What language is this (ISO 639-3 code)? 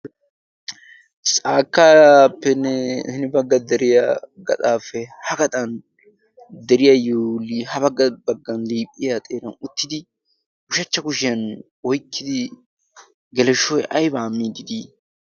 wal